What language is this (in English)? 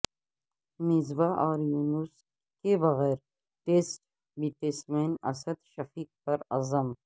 Urdu